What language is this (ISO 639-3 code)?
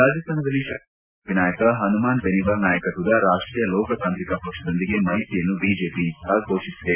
kan